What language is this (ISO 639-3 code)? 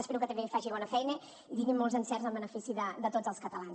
cat